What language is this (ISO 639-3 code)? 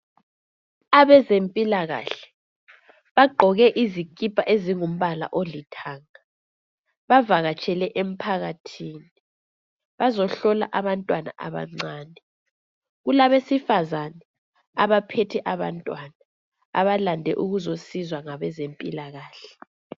nde